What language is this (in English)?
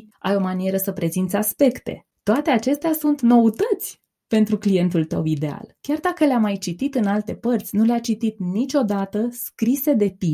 Romanian